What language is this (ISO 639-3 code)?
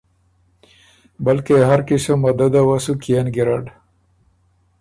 oru